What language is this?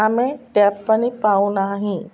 Odia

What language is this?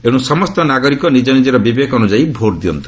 Odia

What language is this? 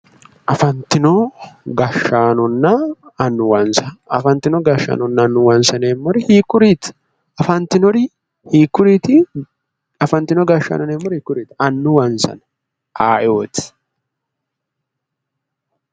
Sidamo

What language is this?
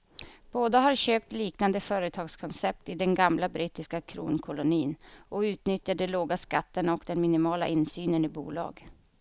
Swedish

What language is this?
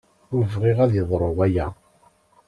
Kabyle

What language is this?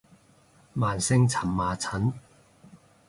Cantonese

